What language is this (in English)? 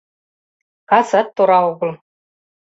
Mari